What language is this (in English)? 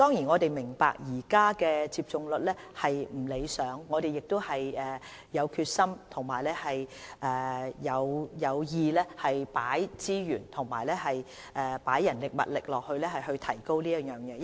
Cantonese